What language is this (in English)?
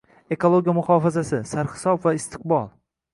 Uzbek